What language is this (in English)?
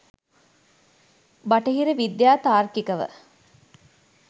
Sinhala